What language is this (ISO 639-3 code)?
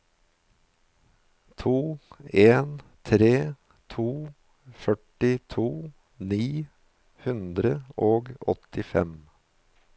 nor